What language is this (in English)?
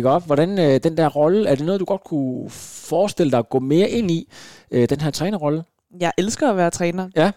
Danish